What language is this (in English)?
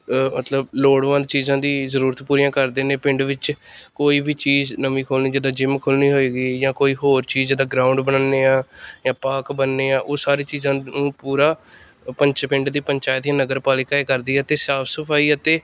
Punjabi